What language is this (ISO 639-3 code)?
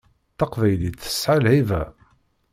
kab